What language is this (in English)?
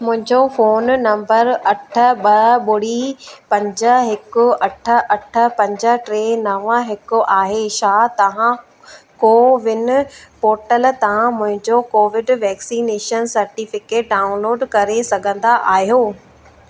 Sindhi